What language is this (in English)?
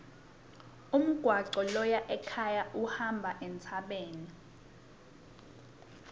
Swati